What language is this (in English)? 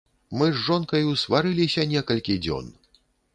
Belarusian